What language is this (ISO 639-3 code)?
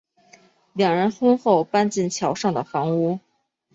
zho